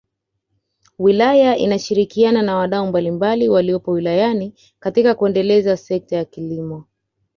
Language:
Swahili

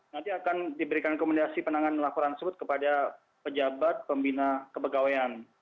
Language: Indonesian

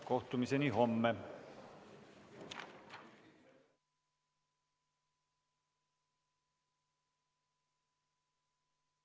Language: Estonian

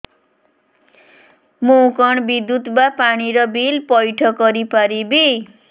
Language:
Odia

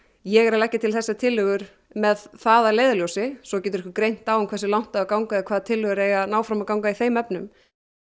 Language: Icelandic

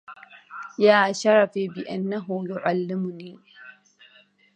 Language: Arabic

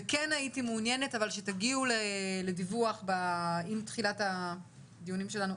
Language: Hebrew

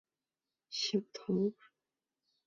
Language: Chinese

